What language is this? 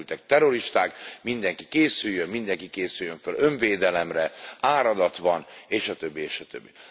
Hungarian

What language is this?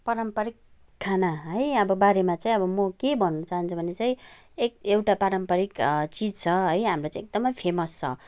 Nepali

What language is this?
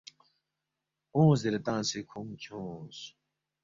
Balti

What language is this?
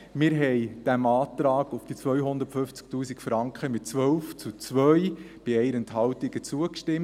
Swiss German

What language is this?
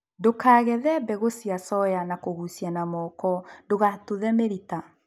Kikuyu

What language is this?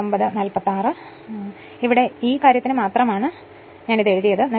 Malayalam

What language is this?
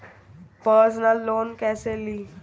Bhojpuri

